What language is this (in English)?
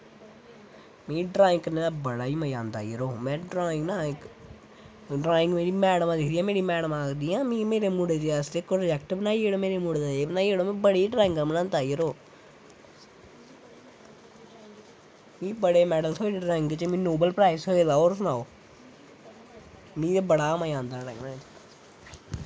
Dogri